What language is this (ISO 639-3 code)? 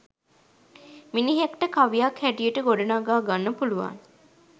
sin